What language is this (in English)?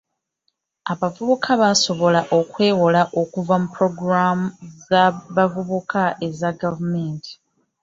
Ganda